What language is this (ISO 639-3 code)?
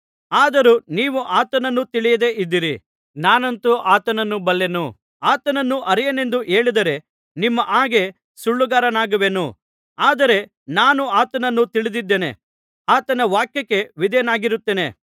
kan